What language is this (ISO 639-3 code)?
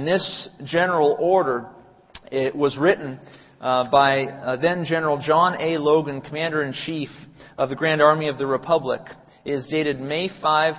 eng